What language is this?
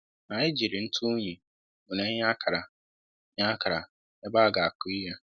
Igbo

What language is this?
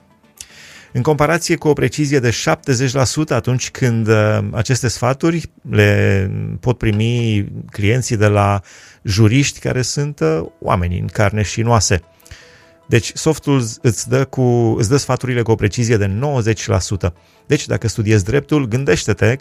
Romanian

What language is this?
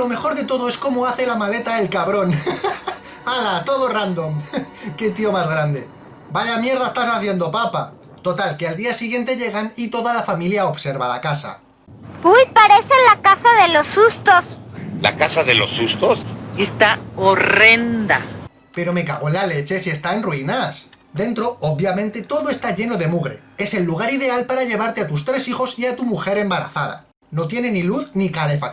Spanish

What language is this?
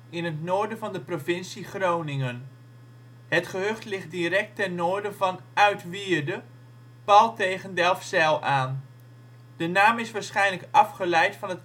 Dutch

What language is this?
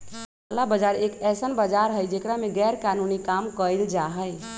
Magahi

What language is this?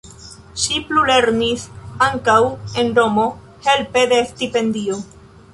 Esperanto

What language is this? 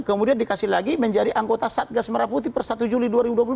Indonesian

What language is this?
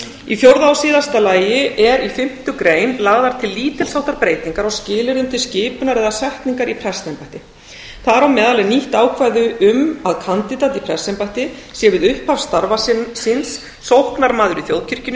Icelandic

